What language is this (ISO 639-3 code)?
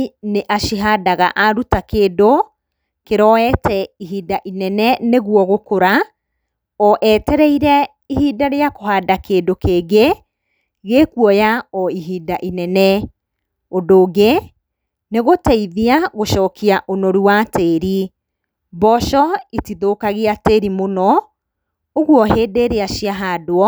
kik